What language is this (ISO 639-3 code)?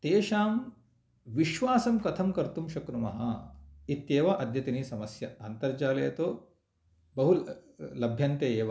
san